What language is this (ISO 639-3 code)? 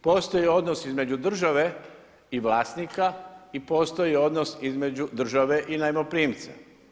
hrv